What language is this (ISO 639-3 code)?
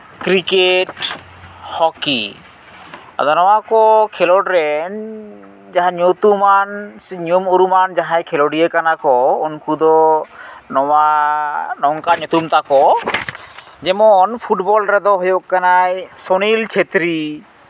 sat